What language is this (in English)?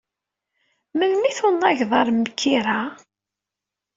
Kabyle